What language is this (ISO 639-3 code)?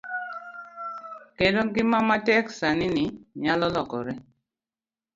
luo